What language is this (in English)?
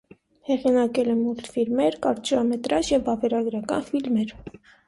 Armenian